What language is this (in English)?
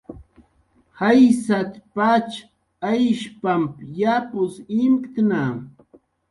Jaqaru